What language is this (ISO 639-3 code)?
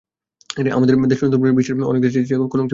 ben